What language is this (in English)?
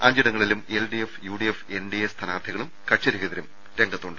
Malayalam